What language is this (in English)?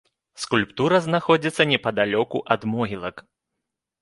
Belarusian